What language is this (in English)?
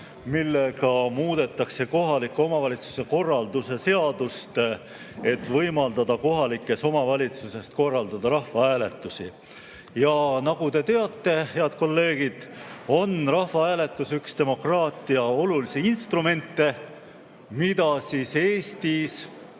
Estonian